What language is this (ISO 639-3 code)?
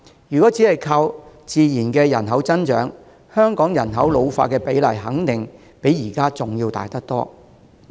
yue